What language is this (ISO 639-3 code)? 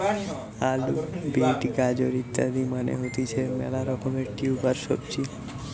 ben